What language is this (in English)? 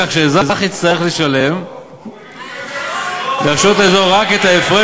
Hebrew